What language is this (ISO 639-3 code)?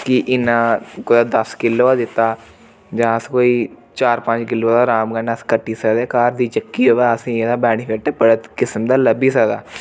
doi